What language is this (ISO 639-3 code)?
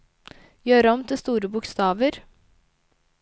nor